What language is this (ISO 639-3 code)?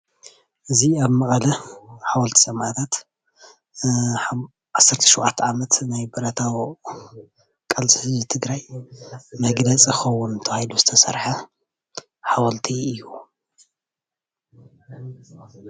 tir